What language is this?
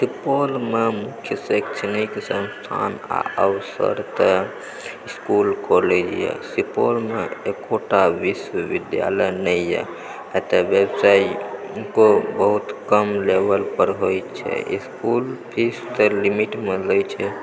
Maithili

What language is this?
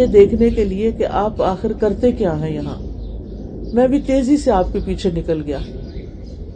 Urdu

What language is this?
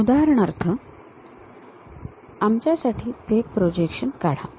Marathi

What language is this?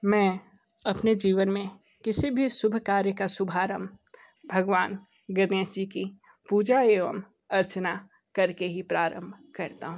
Hindi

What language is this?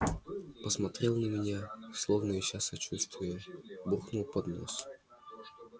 Russian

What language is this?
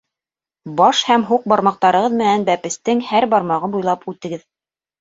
Bashkir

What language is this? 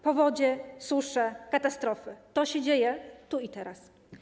Polish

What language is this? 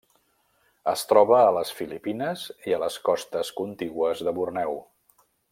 Catalan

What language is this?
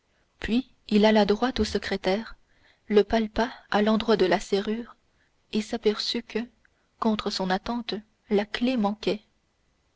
French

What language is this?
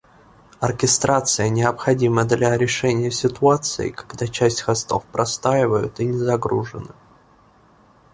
Russian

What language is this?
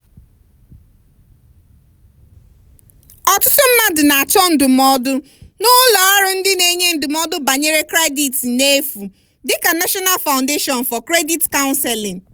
Igbo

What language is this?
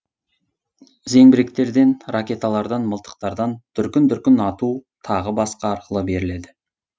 Kazakh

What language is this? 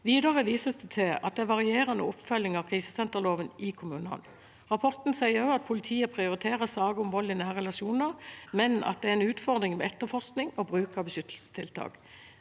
Norwegian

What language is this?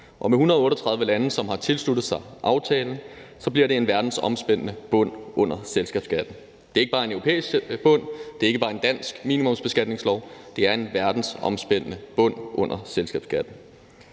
Danish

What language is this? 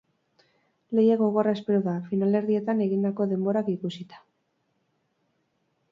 Basque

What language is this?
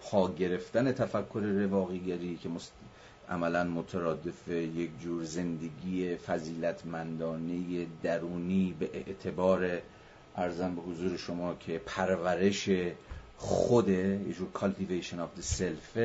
Persian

